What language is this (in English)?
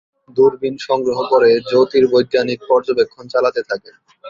Bangla